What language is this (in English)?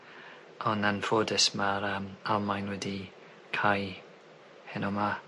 Welsh